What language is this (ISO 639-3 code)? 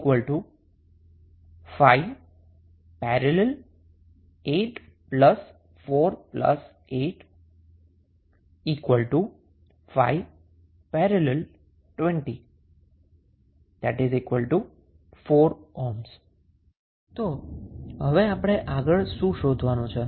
guj